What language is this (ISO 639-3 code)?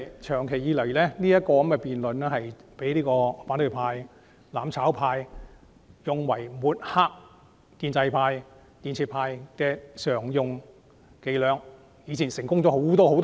yue